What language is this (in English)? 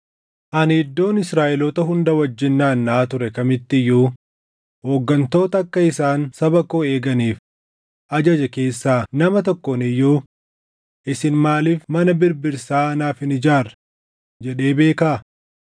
Oromo